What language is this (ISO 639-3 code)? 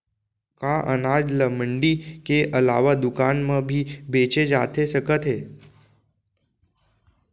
hne